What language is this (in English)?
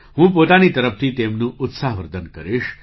Gujarati